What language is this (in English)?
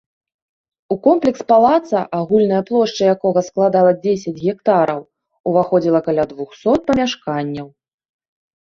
Belarusian